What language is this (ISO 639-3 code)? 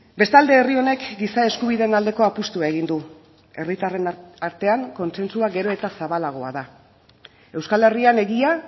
eus